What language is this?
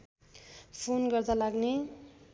Nepali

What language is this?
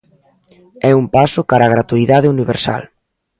Galician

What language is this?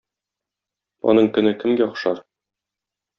Tatar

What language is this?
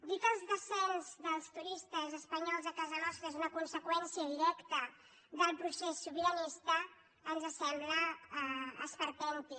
Catalan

